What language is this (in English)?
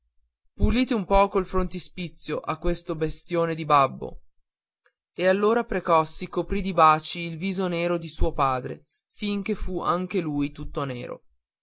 Italian